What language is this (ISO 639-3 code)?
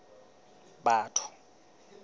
sot